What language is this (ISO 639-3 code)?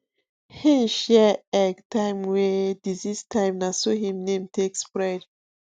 pcm